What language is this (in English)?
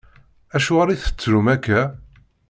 Kabyle